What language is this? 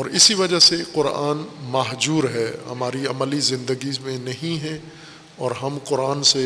Urdu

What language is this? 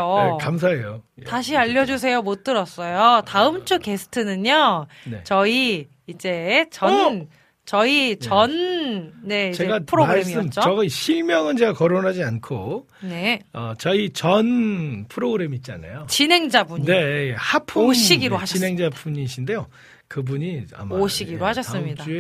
Korean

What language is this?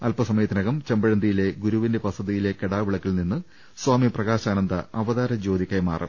Malayalam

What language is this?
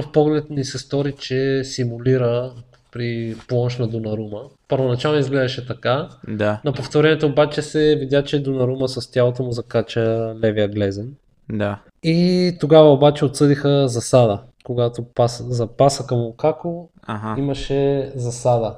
Bulgarian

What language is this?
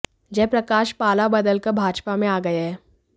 Hindi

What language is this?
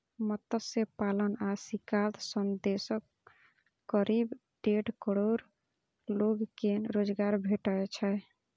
Maithili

